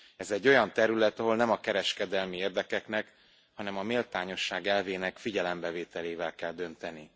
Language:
Hungarian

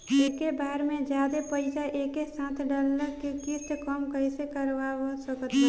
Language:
Bhojpuri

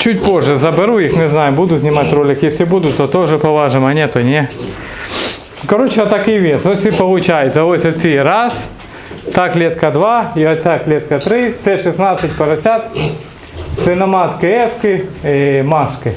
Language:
Russian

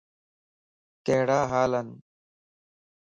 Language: Lasi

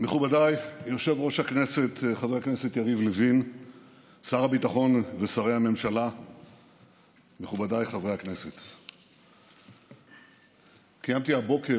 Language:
Hebrew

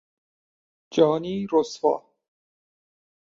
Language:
Persian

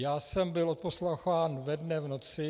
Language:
Czech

